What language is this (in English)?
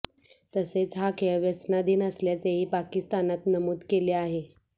Marathi